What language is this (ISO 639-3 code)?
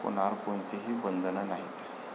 mar